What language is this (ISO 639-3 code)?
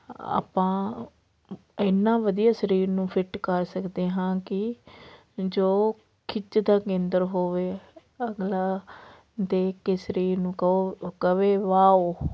pan